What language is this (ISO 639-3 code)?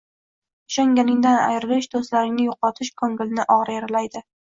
uzb